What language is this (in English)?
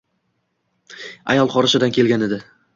Uzbek